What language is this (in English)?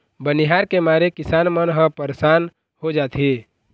Chhattisgarhi